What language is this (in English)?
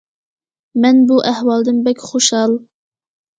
Uyghur